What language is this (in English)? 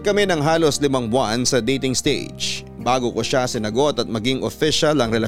Filipino